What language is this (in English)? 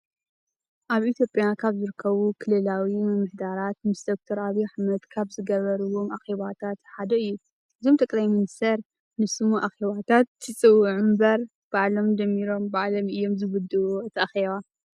Tigrinya